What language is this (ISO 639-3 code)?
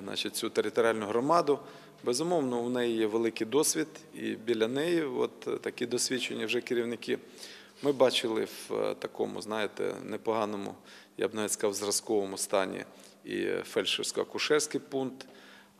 ukr